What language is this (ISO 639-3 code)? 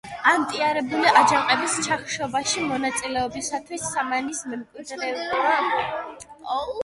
kat